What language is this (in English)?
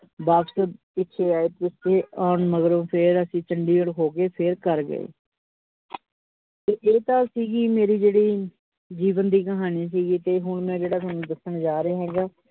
Punjabi